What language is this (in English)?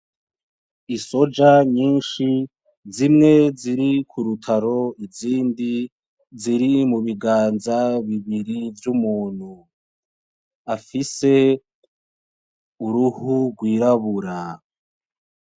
Rundi